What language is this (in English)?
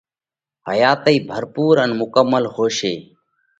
Parkari Koli